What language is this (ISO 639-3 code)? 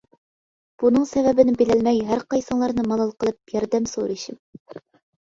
uig